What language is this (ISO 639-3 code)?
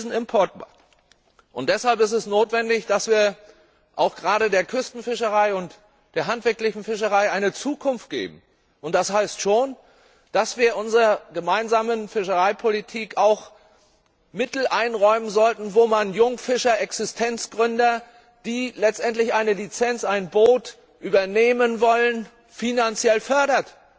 deu